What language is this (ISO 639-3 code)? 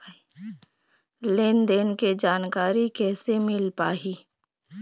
hne